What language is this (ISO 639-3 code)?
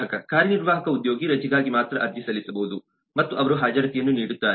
kan